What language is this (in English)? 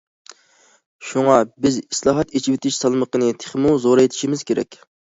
Uyghur